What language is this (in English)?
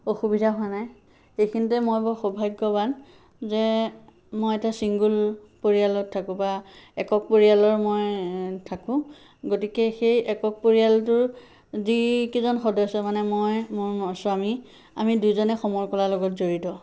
Assamese